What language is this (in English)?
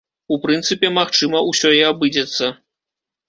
Belarusian